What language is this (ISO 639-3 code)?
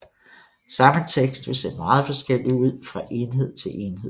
dan